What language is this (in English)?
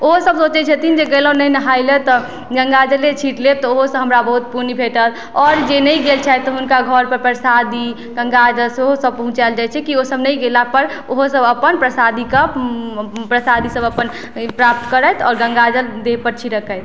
Maithili